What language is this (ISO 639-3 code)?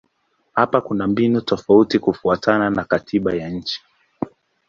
swa